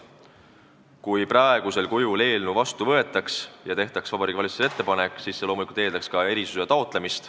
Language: Estonian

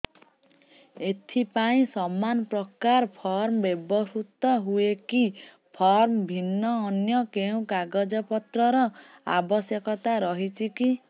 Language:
Odia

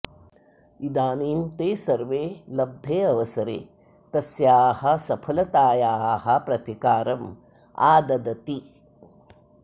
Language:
Sanskrit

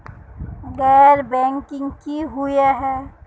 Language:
Magahi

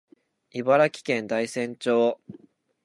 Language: Japanese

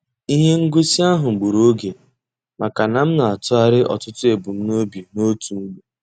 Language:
Igbo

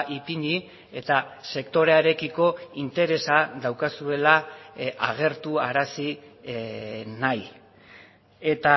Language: Basque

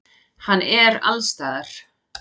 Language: Icelandic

